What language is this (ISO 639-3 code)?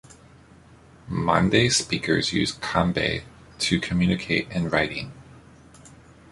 eng